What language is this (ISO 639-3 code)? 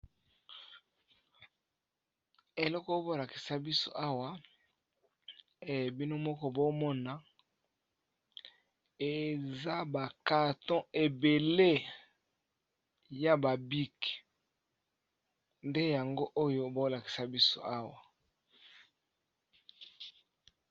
lin